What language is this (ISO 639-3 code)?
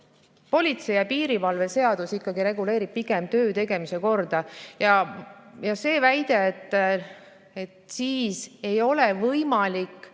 est